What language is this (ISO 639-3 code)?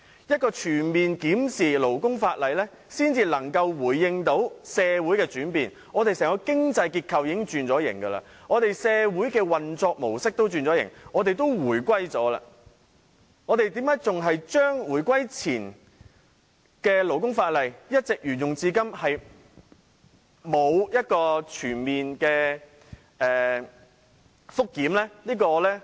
yue